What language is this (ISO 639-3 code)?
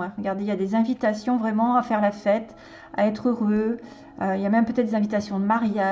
fra